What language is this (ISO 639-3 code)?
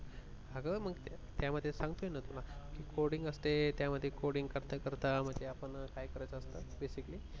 mar